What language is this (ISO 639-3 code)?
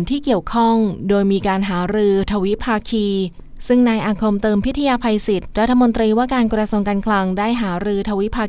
tha